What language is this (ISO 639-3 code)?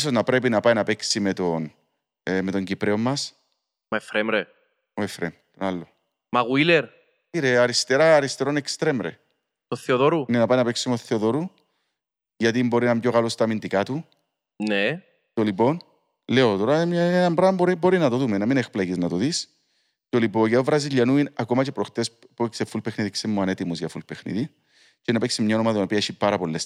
ell